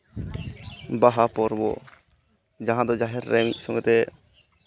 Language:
Santali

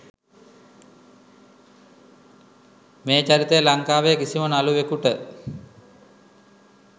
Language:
Sinhala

